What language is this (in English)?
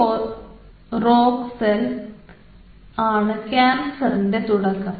Malayalam